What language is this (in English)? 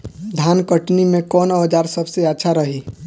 Bhojpuri